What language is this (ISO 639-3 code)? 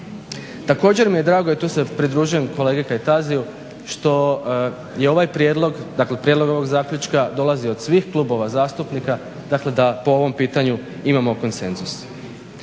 hrv